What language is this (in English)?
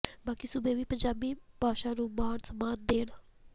Punjabi